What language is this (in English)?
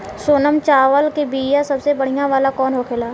Bhojpuri